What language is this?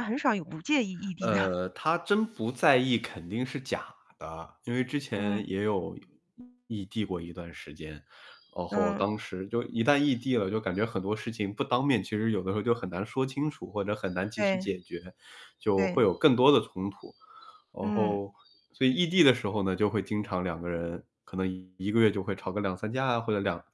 Chinese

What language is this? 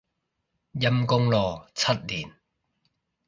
Cantonese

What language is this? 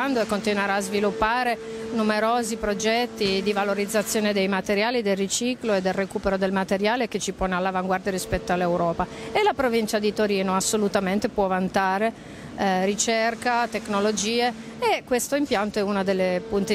Italian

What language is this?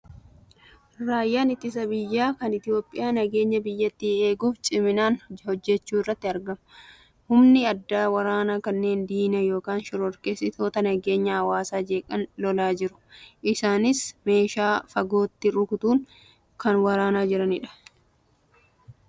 Oromo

